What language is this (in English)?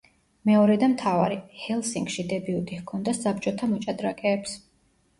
Georgian